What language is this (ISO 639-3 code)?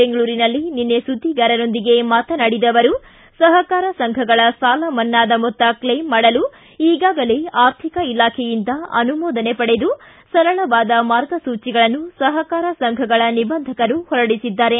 kan